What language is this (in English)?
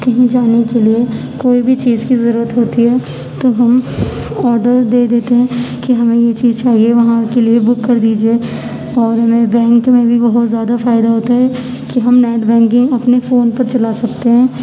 Urdu